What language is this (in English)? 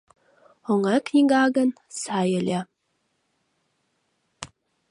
Mari